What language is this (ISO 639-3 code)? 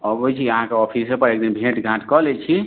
mai